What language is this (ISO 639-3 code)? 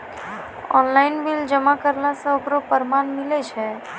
mai